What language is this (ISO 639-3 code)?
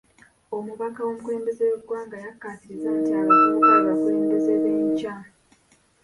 lug